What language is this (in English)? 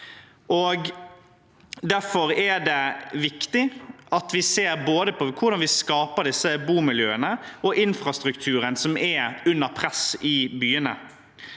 Norwegian